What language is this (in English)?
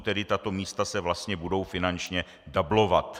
Czech